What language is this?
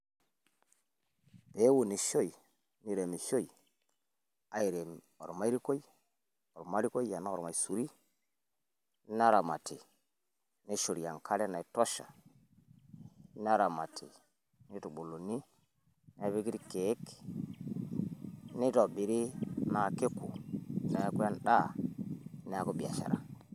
Masai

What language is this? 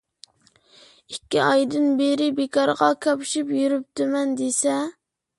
Uyghur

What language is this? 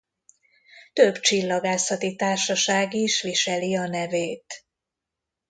Hungarian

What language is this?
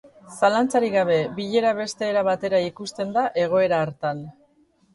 Basque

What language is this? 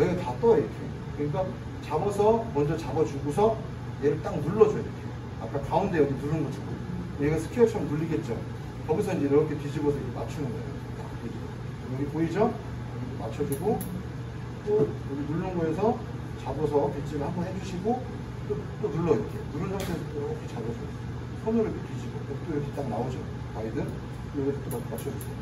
Korean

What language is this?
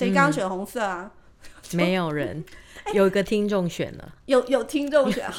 Chinese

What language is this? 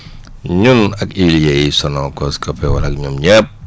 Wolof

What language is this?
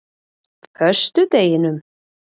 Icelandic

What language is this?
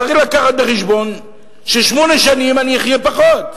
Hebrew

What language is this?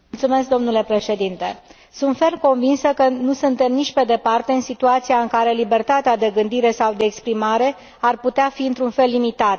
Romanian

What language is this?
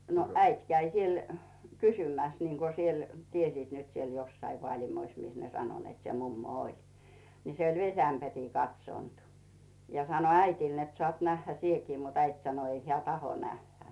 Finnish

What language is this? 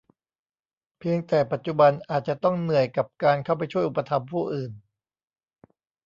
Thai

